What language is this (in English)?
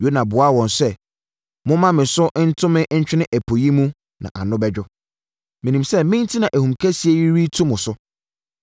Akan